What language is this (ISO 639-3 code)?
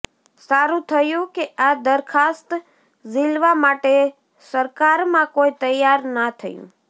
guj